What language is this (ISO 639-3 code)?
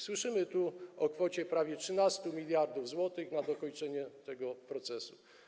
pol